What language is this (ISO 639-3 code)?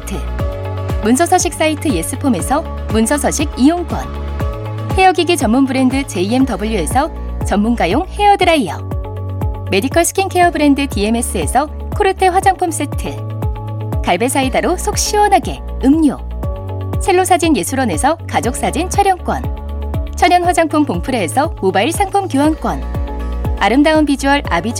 kor